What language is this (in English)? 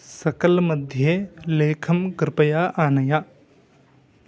Sanskrit